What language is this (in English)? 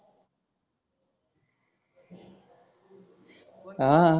Marathi